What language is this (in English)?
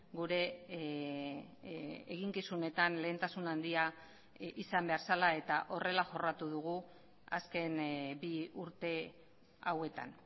Basque